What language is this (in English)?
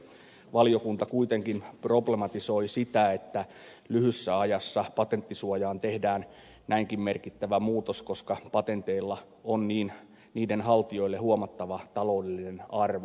Finnish